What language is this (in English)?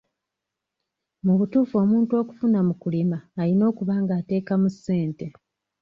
Ganda